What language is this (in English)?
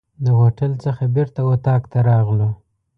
Pashto